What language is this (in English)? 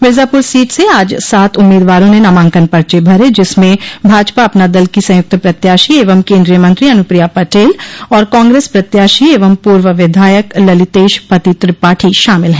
Hindi